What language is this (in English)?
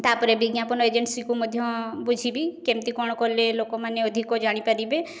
Odia